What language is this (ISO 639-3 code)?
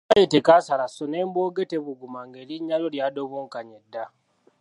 lug